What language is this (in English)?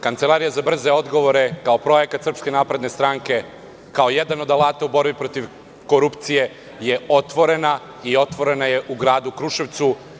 Serbian